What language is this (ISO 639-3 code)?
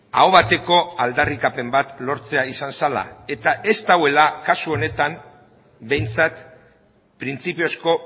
eus